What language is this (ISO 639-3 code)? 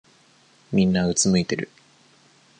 jpn